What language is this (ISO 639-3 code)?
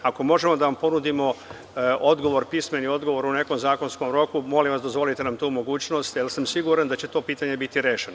srp